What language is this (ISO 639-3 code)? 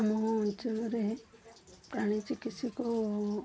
ori